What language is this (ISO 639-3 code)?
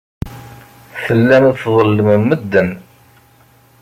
kab